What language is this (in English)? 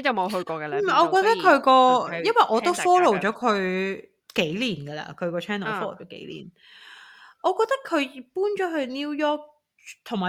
Chinese